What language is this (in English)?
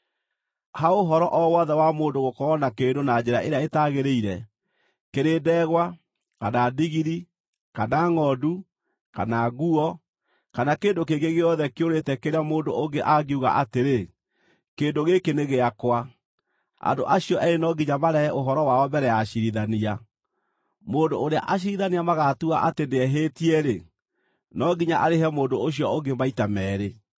Kikuyu